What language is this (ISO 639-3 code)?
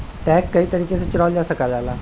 bho